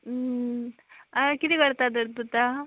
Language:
Konkani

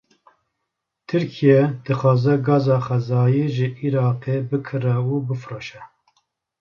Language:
Kurdish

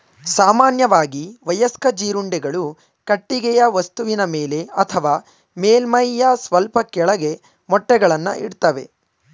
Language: Kannada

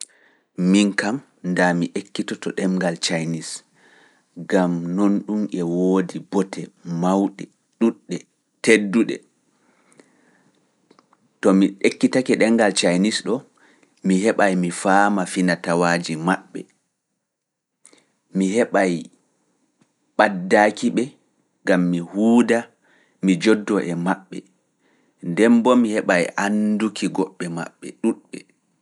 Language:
Fula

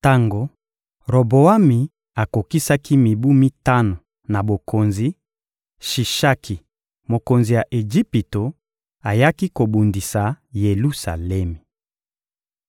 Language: Lingala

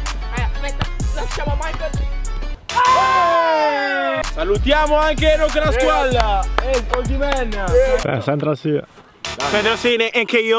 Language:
Italian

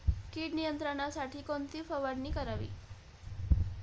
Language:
Marathi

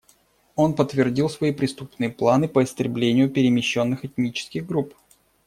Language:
Russian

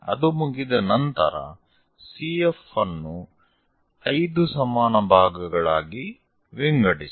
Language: Kannada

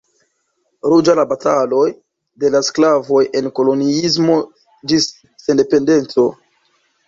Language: Esperanto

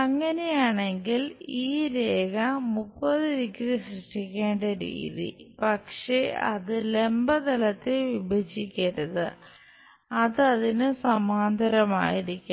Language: Malayalam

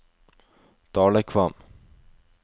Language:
Norwegian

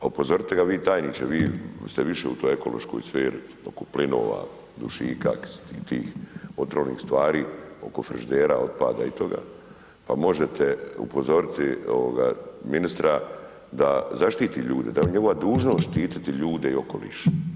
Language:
Croatian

